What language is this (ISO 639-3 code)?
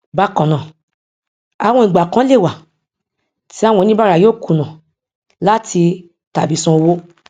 yor